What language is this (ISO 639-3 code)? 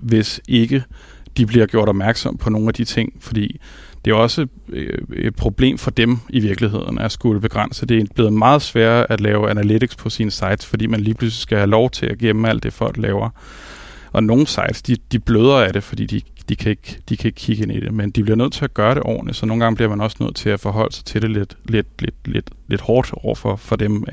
dan